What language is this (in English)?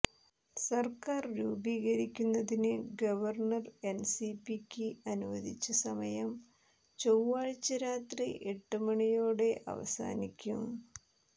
Malayalam